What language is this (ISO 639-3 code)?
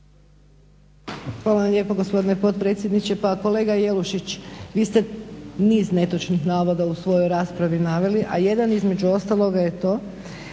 hrv